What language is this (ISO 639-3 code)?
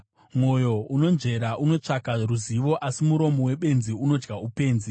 sna